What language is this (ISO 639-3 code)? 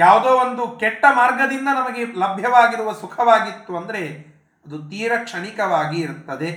kan